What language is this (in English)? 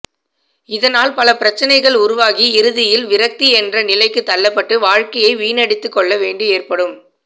Tamil